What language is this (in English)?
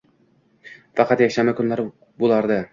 Uzbek